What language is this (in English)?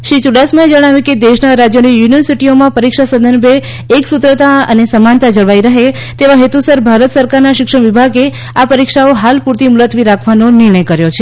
Gujarati